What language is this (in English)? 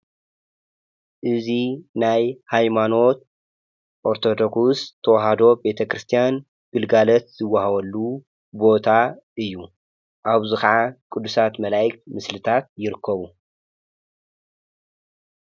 Tigrinya